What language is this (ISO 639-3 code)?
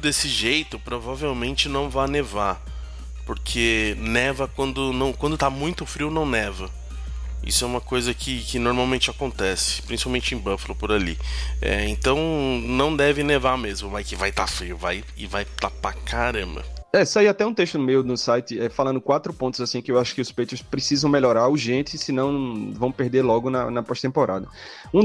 por